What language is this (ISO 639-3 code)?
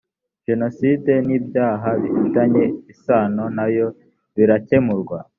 kin